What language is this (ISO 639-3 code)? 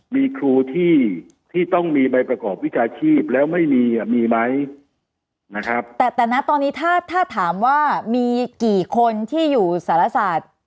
tha